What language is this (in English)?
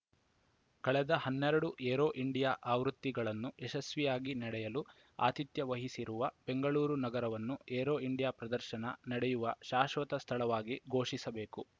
Kannada